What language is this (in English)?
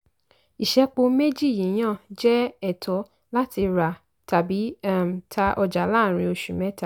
Yoruba